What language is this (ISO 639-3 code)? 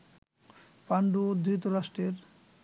ben